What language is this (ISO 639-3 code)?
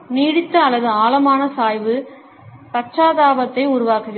tam